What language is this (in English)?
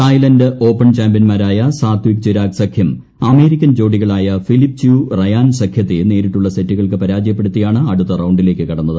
Malayalam